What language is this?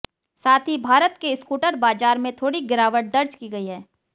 Hindi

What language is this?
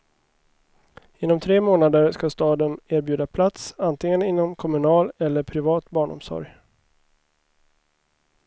Swedish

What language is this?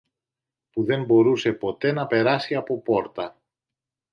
Greek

